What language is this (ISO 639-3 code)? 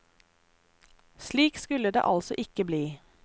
nor